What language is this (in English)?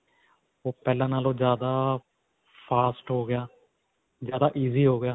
Punjabi